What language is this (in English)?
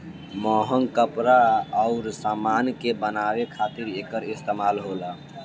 Bhojpuri